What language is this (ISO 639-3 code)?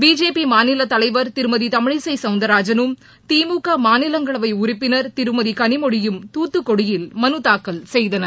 tam